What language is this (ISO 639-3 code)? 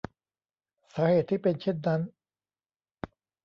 tha